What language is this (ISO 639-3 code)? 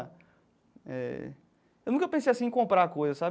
por